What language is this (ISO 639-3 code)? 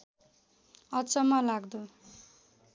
nep